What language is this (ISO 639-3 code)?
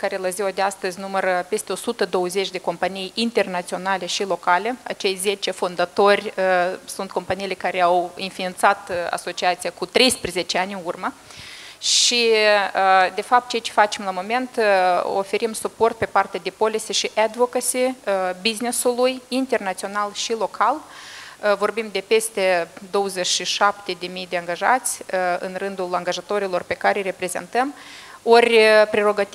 ron